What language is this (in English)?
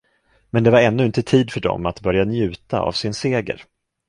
Swedish